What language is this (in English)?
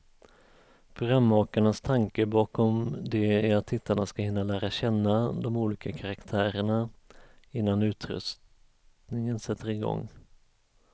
Swedish